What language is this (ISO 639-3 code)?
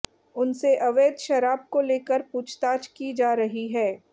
hin